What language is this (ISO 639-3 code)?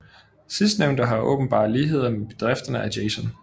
dan